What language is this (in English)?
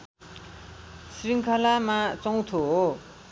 Nepali